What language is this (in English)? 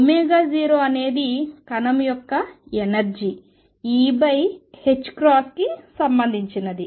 Telugu